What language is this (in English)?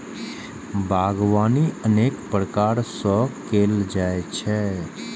Maithili